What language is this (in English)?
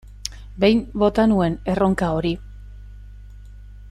Basque